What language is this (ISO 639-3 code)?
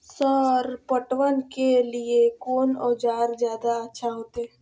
mai